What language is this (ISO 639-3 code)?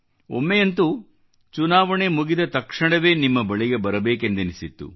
kan